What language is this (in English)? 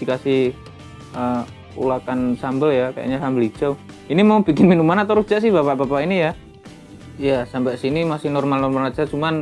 Indonesian